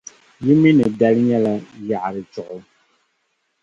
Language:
Dagbani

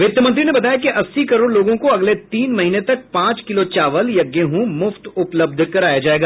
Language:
Hindi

